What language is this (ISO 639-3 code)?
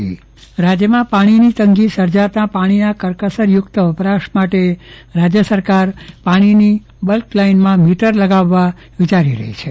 guj